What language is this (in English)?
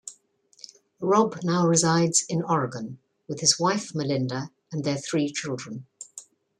English